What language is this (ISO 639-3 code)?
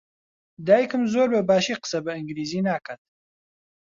ckb